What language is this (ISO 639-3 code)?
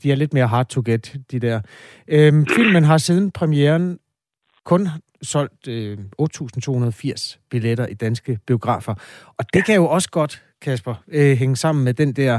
dan